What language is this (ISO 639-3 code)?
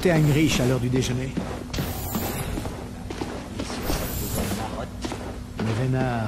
fra